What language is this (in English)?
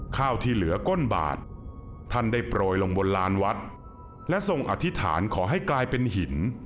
Thai